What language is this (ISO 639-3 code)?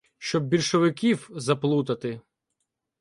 ukr